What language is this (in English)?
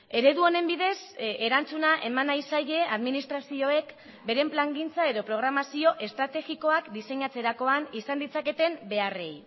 Basque